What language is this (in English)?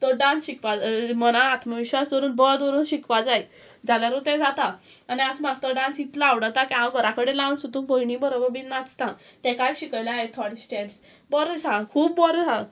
Konkani